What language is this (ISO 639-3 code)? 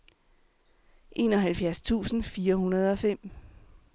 dan